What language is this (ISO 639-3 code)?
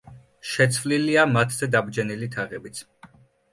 kat